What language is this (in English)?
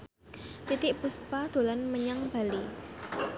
Javanese